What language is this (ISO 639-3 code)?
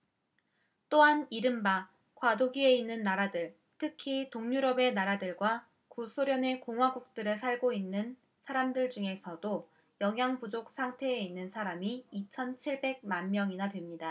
kor